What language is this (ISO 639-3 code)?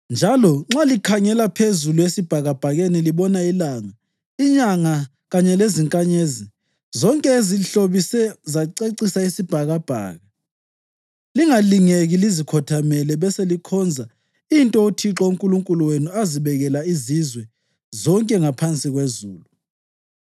nde